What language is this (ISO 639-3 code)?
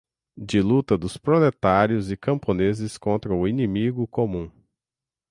por